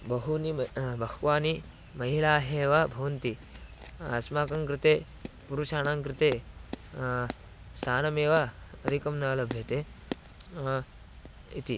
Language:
Sanskrit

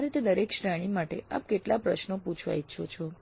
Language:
Gujarati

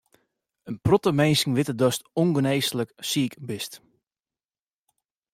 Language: Western Frisian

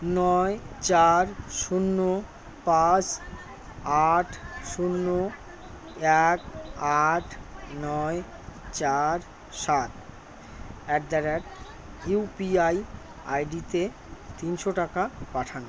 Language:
Bangla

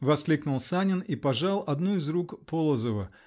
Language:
Russian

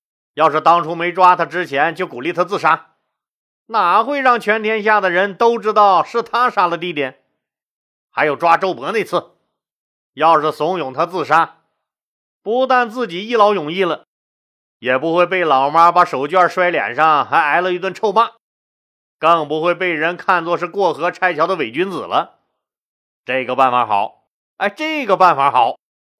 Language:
Chinese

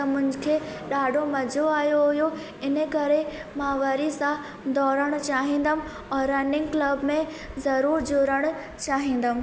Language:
Sindhi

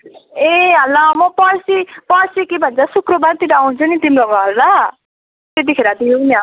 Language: Nepali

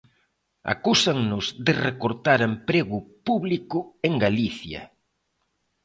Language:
Galician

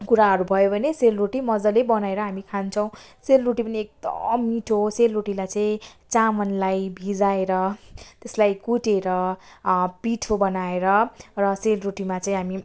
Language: Nepali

